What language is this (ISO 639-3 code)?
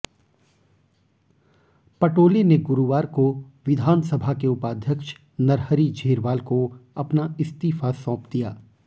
hin